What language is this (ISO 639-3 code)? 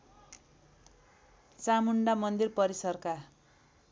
nep